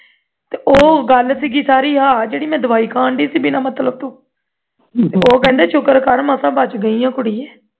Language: Punjabi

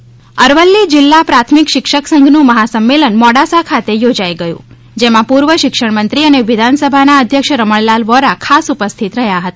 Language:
Gujarati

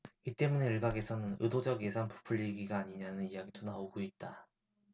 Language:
Korean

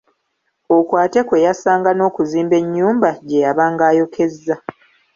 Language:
Ganda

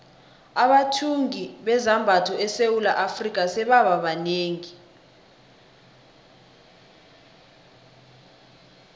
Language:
South Ndebele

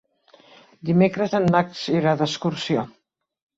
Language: Catalan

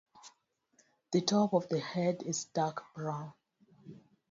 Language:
English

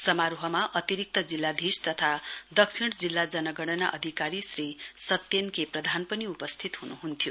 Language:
Nepali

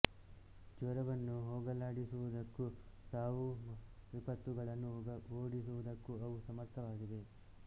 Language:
Kannada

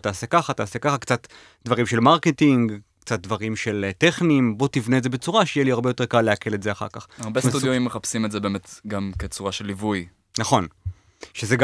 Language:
Hebrew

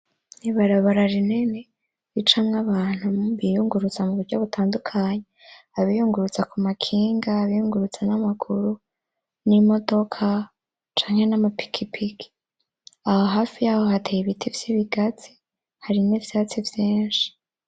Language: Rundi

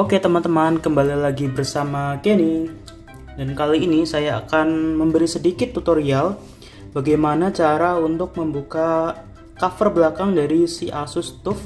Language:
Indonesian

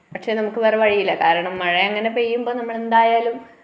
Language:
Malayalam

